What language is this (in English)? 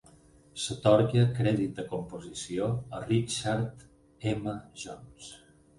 Catalan